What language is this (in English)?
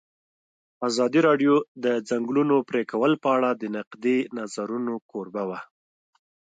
Pashto